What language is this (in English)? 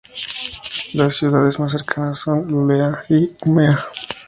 Spanish